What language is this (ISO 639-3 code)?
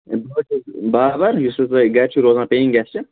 kas